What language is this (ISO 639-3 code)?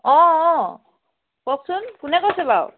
asm